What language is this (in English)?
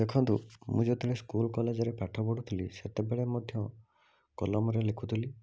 Odia